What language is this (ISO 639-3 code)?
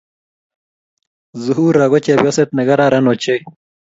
kln